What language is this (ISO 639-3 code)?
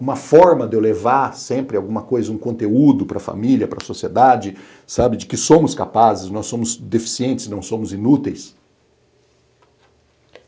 por